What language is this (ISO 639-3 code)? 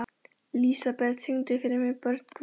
isl